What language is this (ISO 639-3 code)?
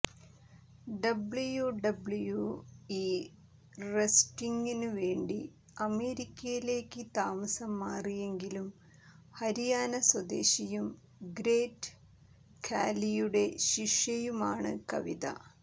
mal